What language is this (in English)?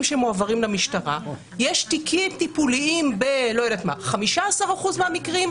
Hebrew